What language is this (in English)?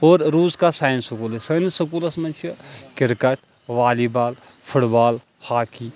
Kashmiri